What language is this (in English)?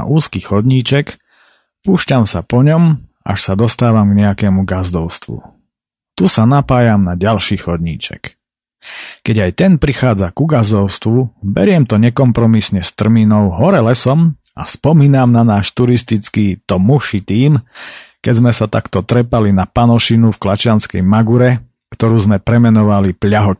Slovak